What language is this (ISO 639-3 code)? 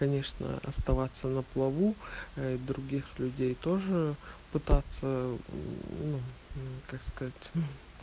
rus